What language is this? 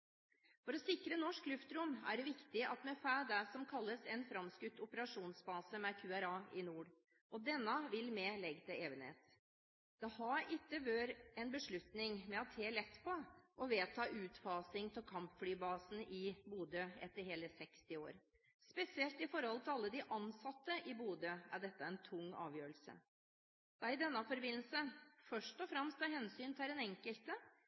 Norwegian Bokmål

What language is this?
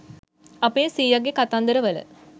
Sinhala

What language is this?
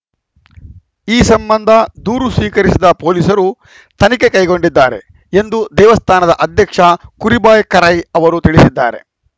Kannada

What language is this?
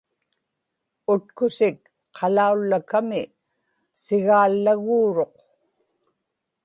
Inupiaq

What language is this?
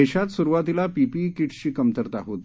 Marathi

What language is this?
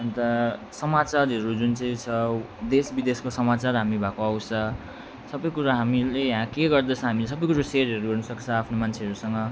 Nepali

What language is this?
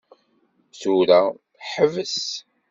Kabyle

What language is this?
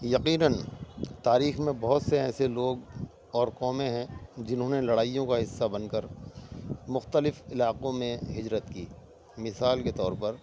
Urdu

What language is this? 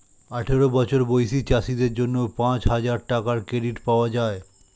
Bangla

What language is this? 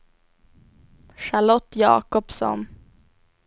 Swedish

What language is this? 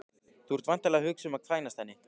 Icelandic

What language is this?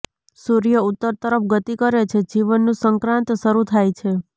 Gujarati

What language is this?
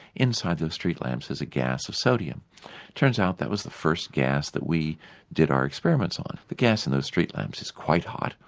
English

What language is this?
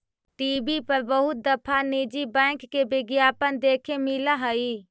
Magahi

